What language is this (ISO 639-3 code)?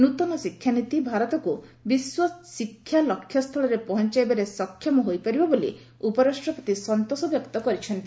ori